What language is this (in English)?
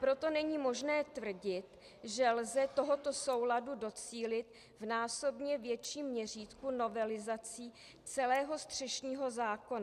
Czech